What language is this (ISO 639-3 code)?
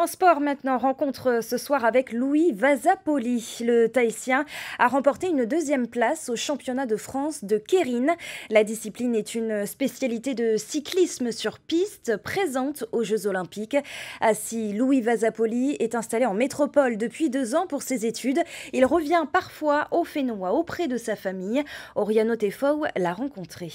fra